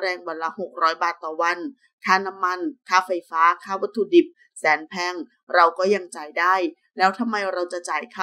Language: Thai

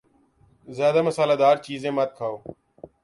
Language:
Urdu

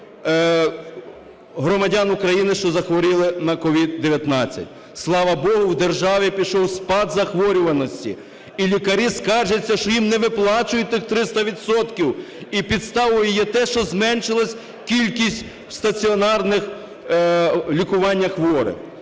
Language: Ukrainian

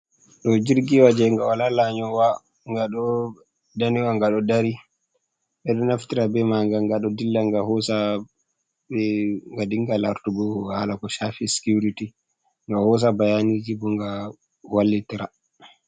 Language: Fula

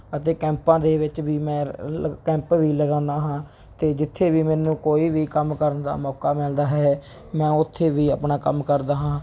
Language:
Punjabi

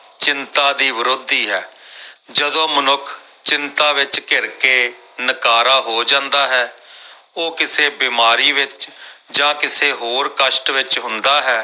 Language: Punjabi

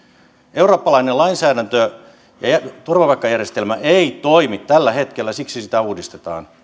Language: Finnish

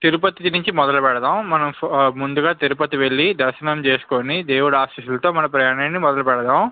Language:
Telugu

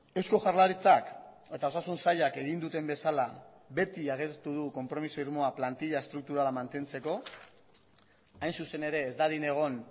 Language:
Basque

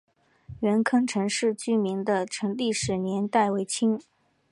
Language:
Chinese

